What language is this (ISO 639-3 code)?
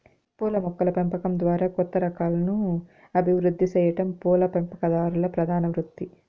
tel